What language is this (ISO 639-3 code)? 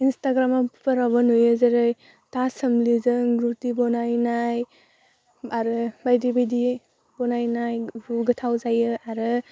brx